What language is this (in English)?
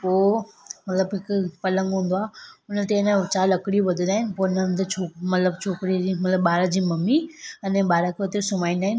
Sindhi